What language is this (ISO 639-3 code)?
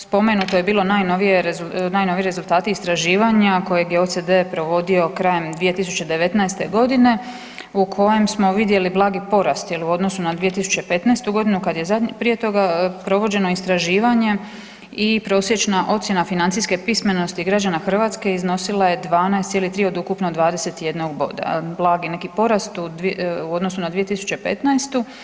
hrv